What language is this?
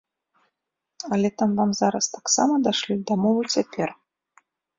Belarusian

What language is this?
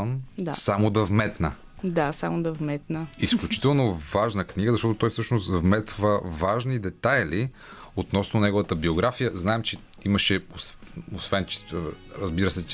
Bulgarian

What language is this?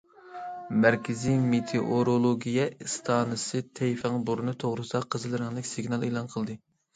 Uyghur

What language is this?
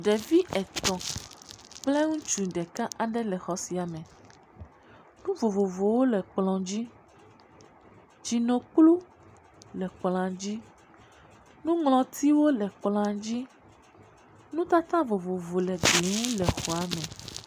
Ewe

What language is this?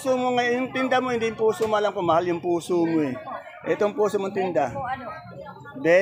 Filipino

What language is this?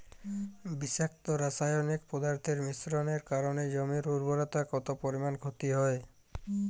Bangla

